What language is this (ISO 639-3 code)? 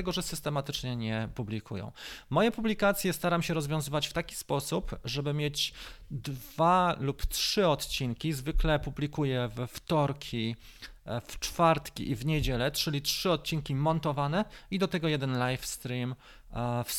pol